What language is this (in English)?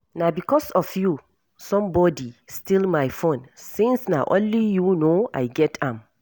Nigerian Pidgin